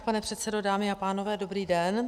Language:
Czech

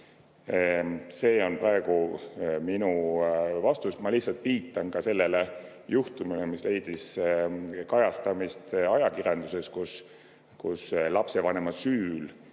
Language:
Estonian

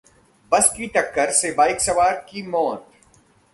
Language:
Hindi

